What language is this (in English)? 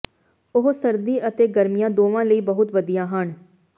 Punjabi